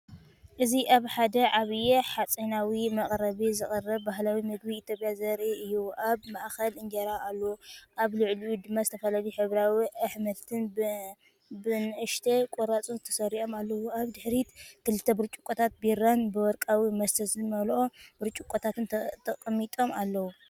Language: Tigrinya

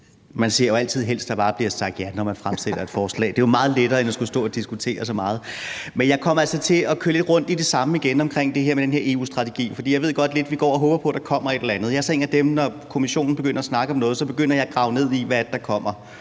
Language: Danish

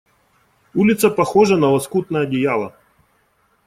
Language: Russian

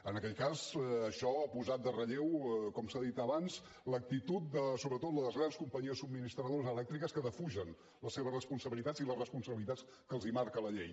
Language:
Catalan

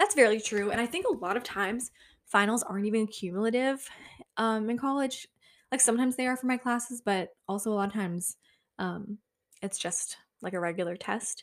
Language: English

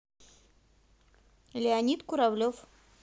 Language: Russian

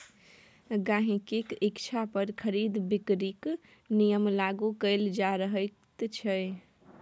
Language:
Maithili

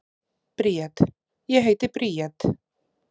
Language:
Icelandic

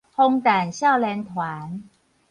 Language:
Min Nan Chinese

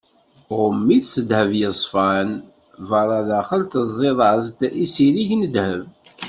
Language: Kabyle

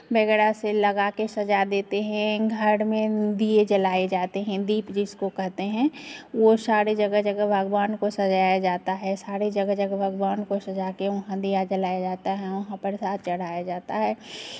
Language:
Hindi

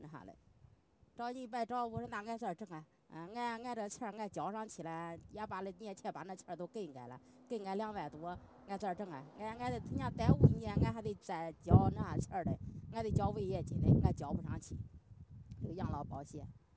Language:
Chinese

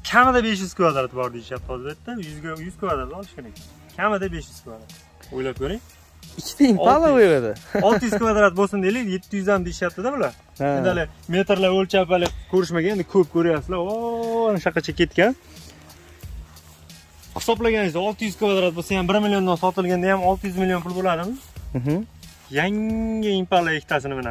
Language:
Turkish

